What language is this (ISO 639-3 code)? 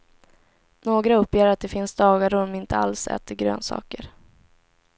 swe